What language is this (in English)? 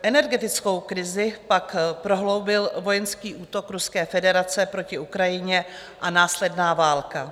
Czech